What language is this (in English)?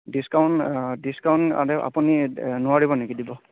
Assamese